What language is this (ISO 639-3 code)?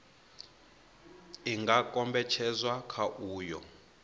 ven